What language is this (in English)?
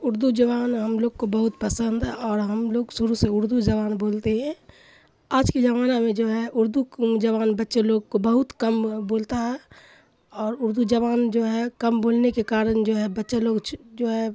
Urdu